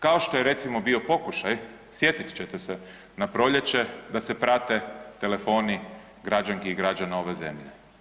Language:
Croatian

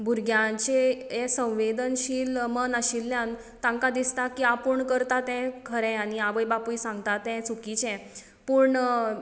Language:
Konkani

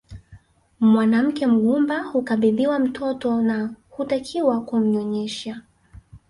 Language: Swahili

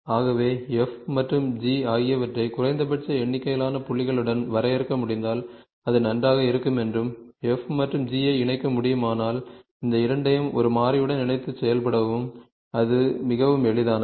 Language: Tamil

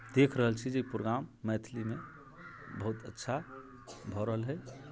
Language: Maithili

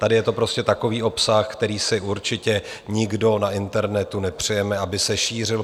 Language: Czech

